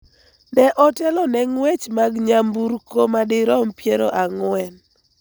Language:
Luo (Kenya and Tanzania)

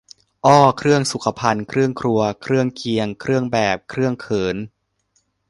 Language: Thai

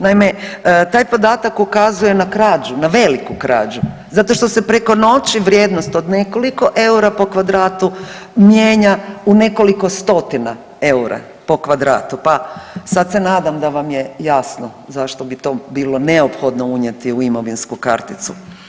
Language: Croatian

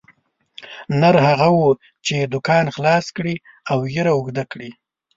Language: Pashto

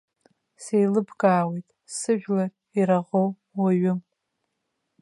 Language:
Abkhazian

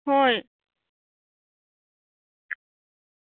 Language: Manipuri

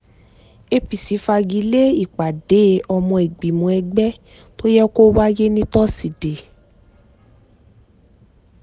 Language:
Yoruba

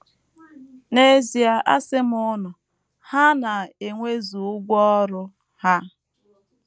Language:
Igbo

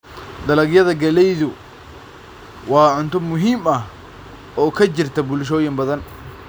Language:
Somali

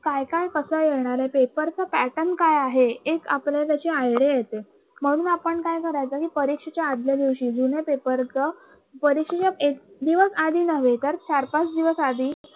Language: Marathi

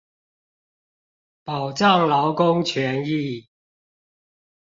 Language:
Chinese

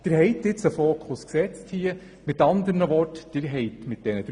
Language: Swiss German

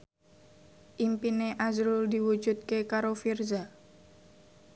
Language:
Javanese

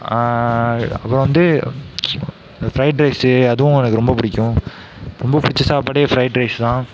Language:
Tamil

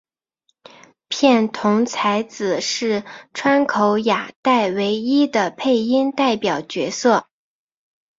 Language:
Chinese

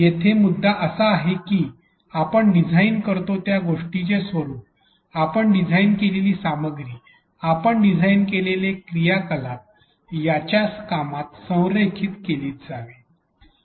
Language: Marathi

